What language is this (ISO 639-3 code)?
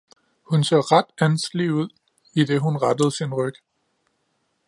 dan